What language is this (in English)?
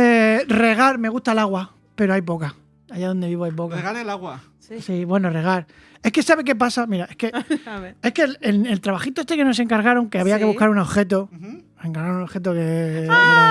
Spanish